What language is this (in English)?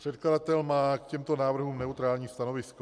Czech